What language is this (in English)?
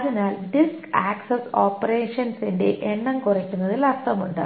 Malayalam